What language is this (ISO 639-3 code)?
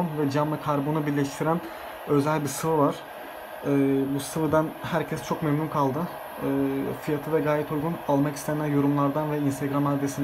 tur